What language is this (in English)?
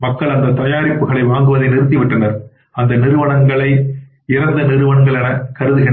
Tamil